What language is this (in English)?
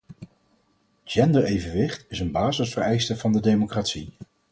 Dutch